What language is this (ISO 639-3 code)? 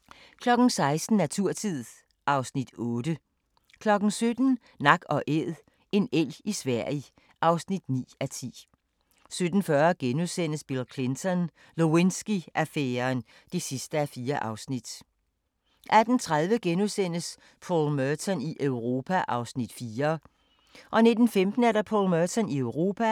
dan